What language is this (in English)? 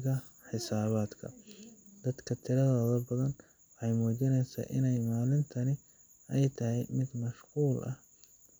Somali